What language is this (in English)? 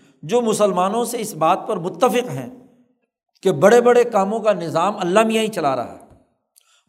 Urdu